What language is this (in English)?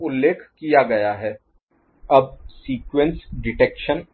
Hindi